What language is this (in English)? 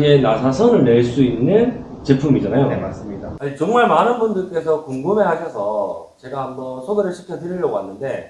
Korean